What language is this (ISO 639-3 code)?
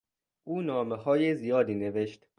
fas